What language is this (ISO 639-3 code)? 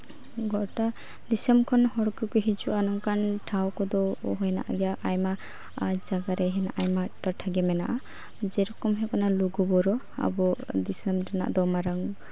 sat